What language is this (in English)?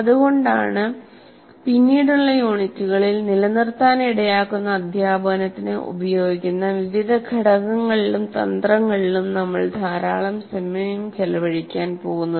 Malayalam